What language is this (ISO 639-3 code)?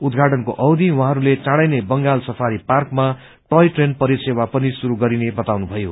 nep